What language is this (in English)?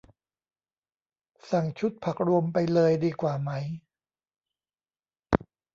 Thai